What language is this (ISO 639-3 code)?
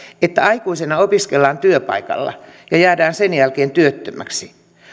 fin